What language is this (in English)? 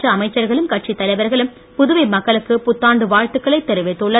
Tamil